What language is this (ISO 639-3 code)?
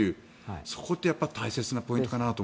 jpn